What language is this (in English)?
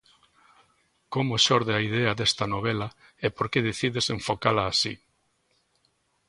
Galician